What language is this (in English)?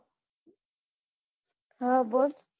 Gujarati